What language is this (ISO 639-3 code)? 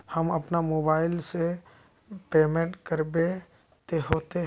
mag